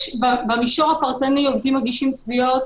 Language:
Hebrew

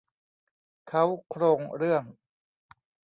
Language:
Thai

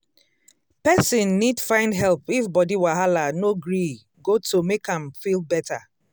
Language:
Nigerian Pidgin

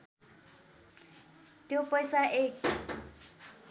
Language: Nepali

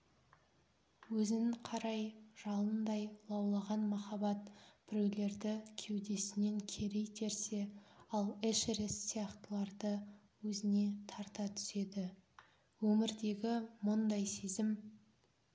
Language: Kazakh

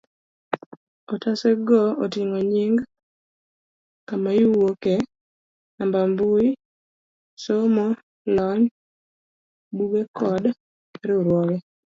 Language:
Luo (Kenya and Tanzania)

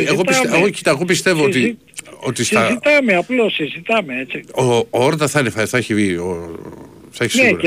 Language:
Greek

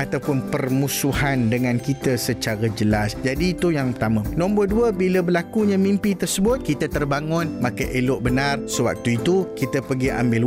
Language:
Malay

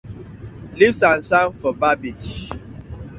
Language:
Nigerian Pidgin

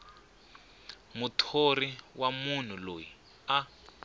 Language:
Tsonga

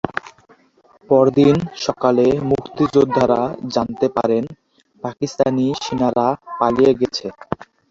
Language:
Bangla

